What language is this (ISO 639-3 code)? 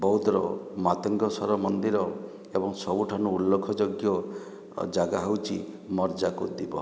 ori